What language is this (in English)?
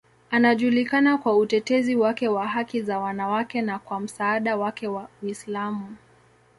Swahili